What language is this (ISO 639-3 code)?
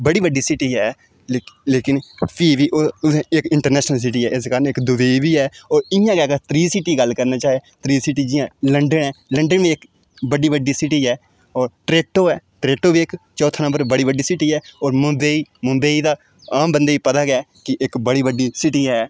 doi